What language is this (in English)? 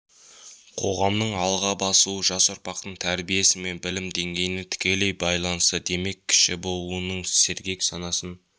Kazakh